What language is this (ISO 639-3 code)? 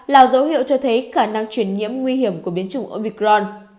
vie